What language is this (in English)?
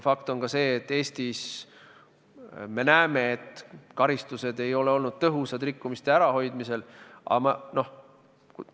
Estonian